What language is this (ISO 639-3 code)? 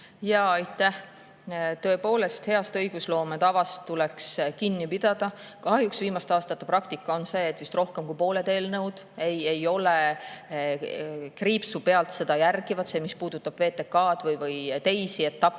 est